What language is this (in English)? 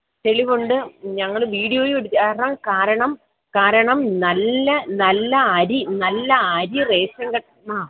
Malayalam